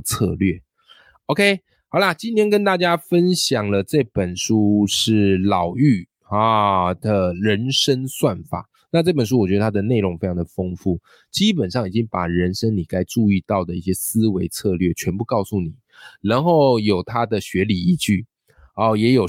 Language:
Chinese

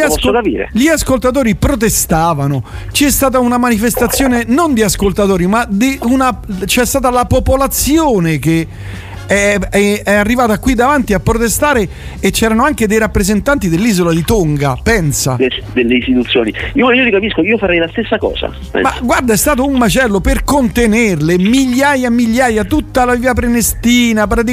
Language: Italian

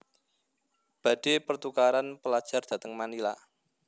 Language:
Javanese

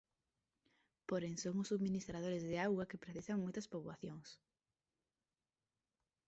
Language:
Galician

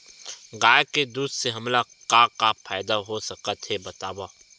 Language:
Chhattisgarhi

